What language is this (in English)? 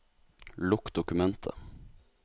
Norwegian